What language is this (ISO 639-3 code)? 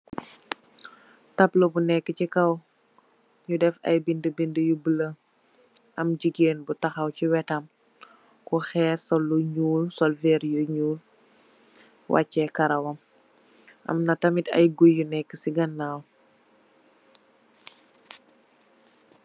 wol